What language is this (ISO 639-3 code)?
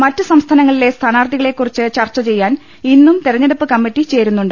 mal